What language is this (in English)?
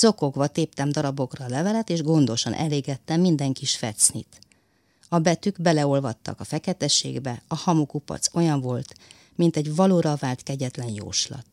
Hungarian